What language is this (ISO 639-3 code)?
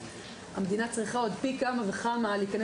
heb